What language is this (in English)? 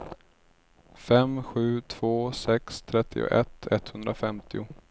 Swedish